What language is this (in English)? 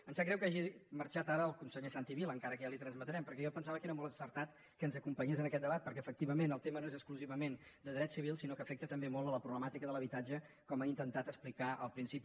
Catalan